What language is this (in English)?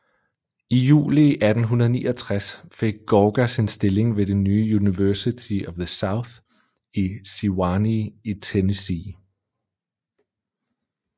Danish